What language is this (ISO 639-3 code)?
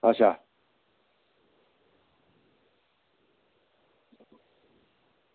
doi